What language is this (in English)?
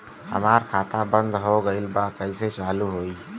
Bhojpuri